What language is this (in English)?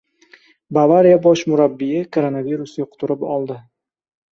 Uzbek